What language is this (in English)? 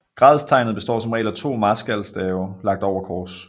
Danish